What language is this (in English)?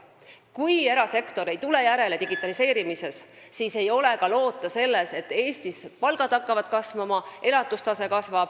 Estonian